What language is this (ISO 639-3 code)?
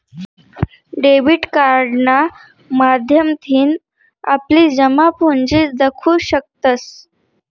mar